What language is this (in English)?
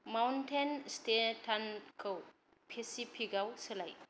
Bodo